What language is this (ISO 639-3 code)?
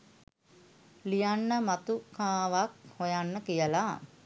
sin